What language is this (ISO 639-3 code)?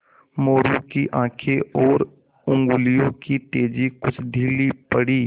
hin